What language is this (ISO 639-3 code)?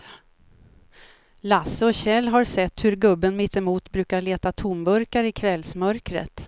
swe